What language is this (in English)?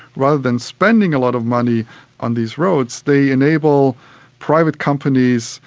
English